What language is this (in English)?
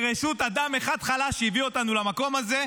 Hebrew